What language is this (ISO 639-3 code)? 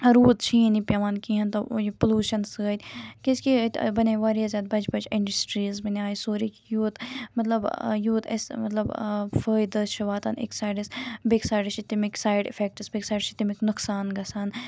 kas